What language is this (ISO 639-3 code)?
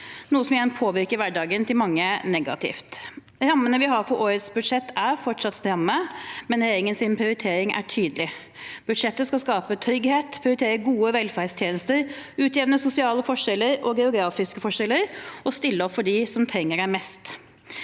nor